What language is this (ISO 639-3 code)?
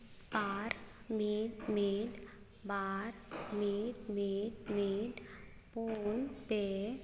sat